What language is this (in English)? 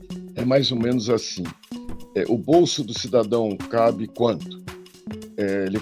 Portuguese